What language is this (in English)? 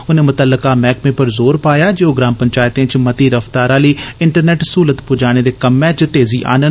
Dogri